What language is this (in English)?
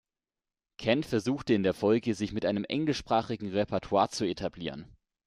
German